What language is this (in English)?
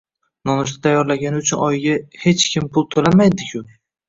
Uzbek